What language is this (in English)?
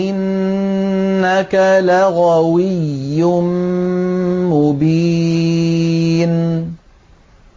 Arabic